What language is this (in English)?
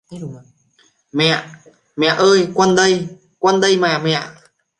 Vietnamese